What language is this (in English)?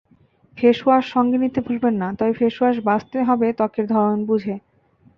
Bangla